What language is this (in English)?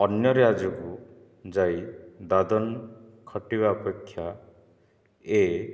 Odia